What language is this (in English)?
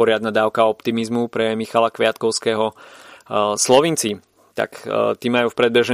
Slovak